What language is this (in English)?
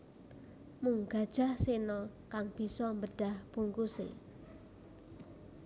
Javanese